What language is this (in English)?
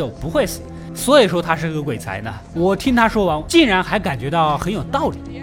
Chinese